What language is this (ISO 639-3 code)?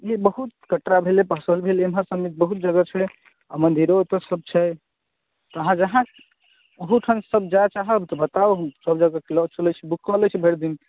mai